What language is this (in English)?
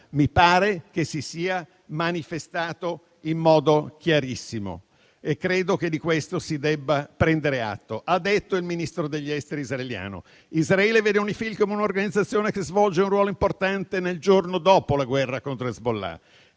Italian